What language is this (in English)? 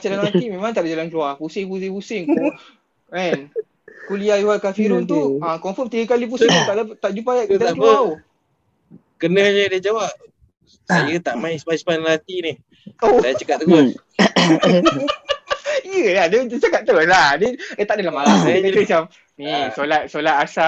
Malay